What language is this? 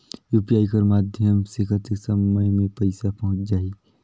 Chhattisgarhi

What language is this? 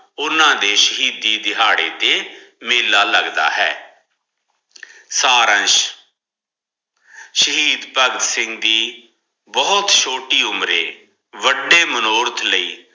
Punjabi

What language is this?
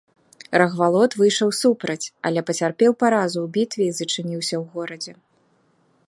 Belarusian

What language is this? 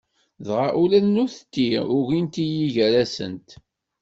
Kabyle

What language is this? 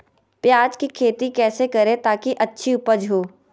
Magahi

